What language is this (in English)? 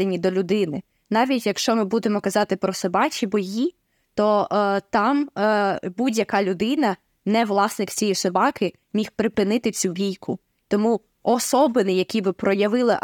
Ukrainian